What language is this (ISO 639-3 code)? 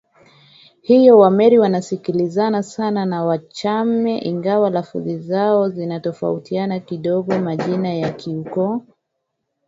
swa